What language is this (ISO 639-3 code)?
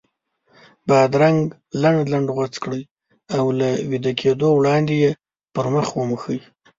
pus